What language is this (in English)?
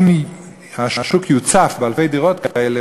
Hebrew